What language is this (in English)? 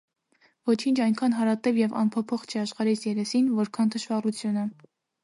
Armenian